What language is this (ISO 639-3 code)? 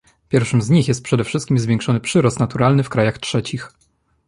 pol